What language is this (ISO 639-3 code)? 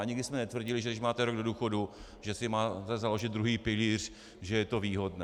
ces